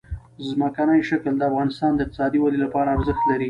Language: Pashto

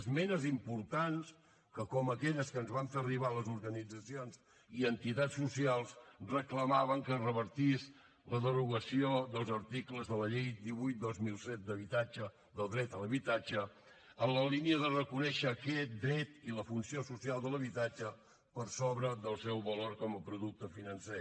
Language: Catalan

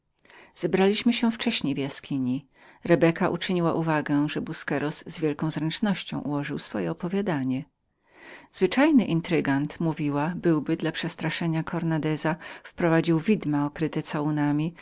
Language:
Polish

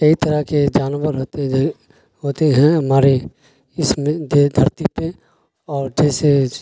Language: Urdu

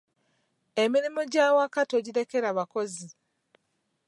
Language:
Ganda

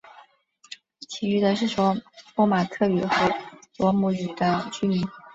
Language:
Chinese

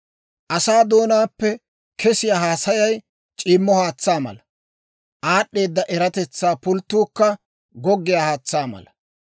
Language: Dawro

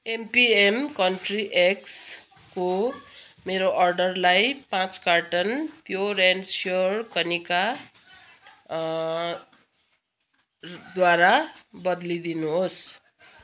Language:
Nepali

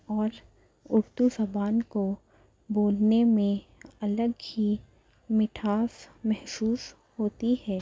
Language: Urdu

